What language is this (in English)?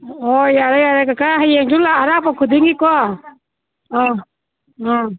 Manipuri